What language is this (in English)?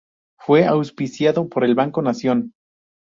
Spanish